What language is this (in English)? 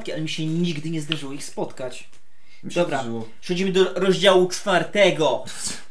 Polish